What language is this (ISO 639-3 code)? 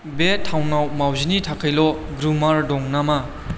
brx